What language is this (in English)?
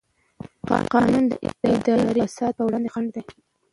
Pashto